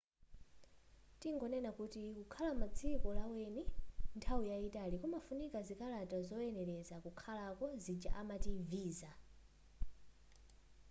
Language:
Nyanja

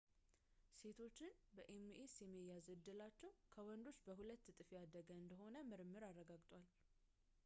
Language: Amharic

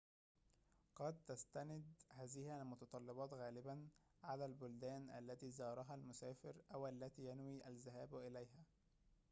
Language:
Arabic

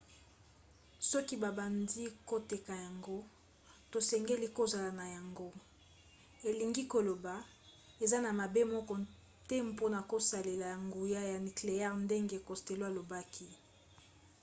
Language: Lingala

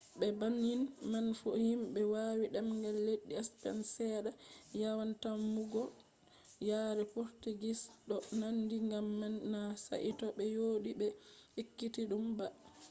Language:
Fula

